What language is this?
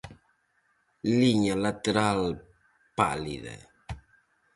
Galician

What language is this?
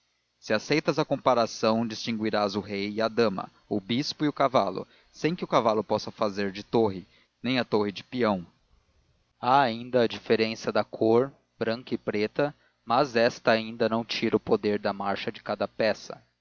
Portuguese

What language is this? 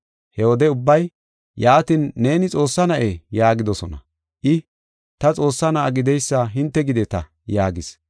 Gofa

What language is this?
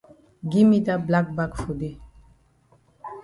Cameroon Pidgin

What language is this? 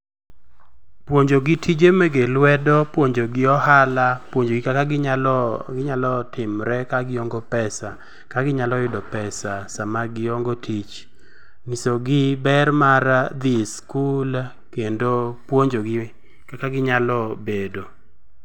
Luo (Kenya and Tanzania)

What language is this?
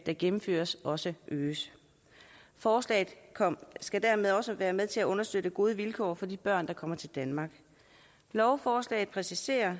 Danish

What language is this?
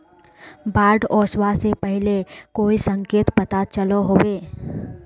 Magahi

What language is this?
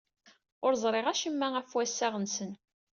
Kabyle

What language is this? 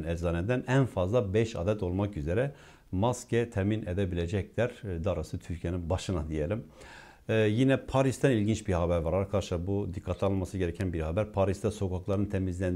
Turkish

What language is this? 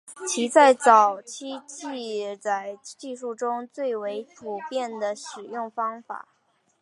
Chinese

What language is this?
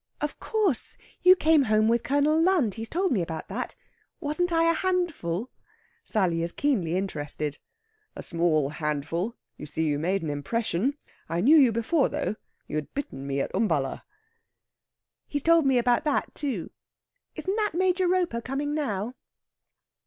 English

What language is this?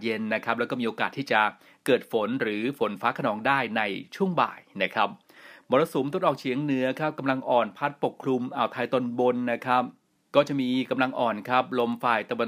Thai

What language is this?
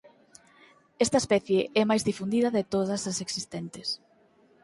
Galician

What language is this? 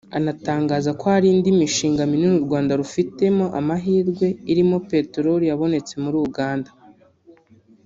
Kinyarwanda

